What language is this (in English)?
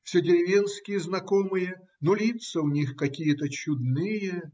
Russian